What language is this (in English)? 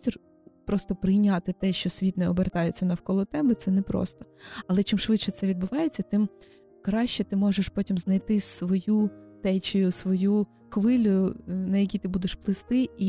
Ukrainian